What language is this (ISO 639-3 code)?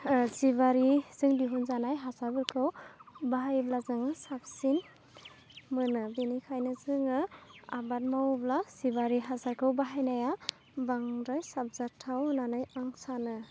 brx